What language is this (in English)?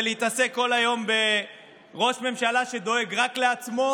Hebrew